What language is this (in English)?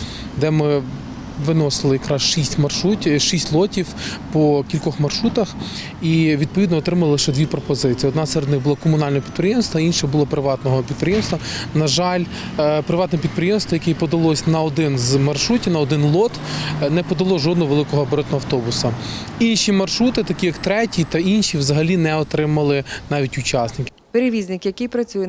Ukrainian